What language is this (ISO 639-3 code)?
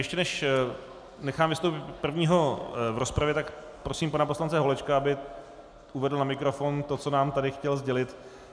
ces